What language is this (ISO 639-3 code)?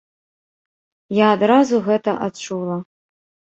bel